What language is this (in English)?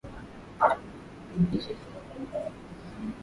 Swahili